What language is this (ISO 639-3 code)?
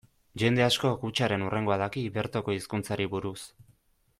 eus